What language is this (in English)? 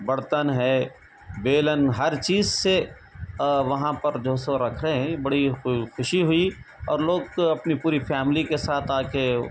Urdu